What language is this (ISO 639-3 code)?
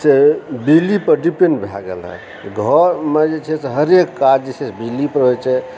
mai